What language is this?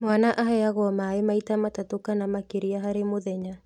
Kikuyu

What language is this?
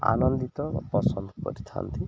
Odia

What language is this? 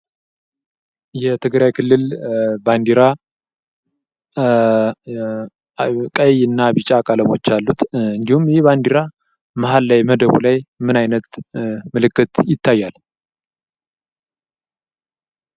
Amharic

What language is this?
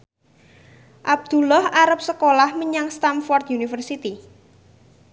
Javanese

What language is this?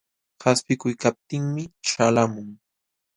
Jauja Wanca Quechua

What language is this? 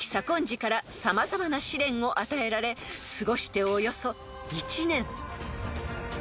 Japanese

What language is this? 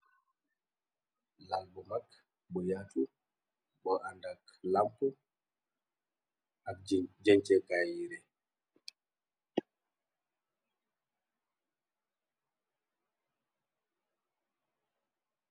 Wolof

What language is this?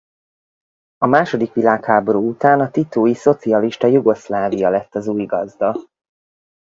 Hungarian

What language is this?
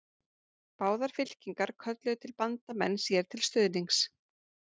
Icelandic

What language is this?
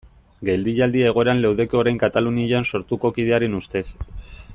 Basque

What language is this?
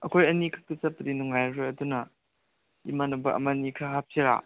Manipuri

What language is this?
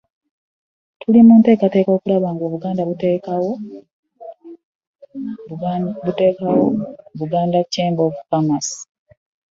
Ganda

